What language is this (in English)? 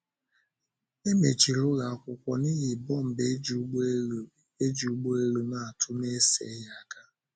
Igbo